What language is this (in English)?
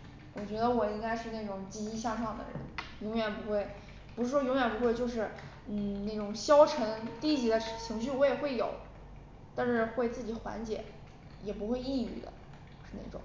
Chinese